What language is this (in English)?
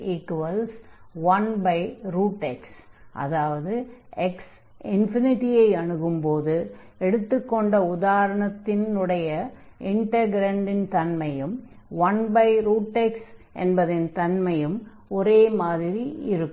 Tamil